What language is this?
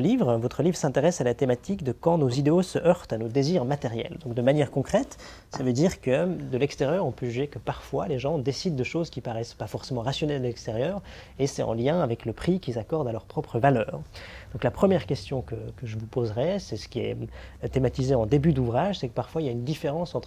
French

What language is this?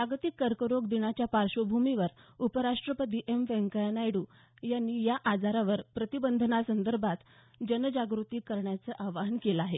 Marathi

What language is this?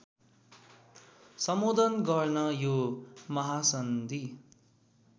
Nepali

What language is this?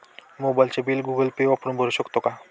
Marathi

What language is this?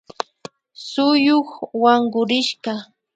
Imbabura Highland Quichua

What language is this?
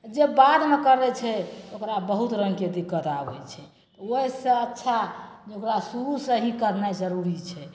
Maithili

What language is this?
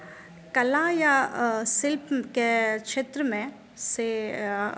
Maithili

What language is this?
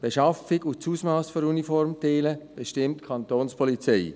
Swiss German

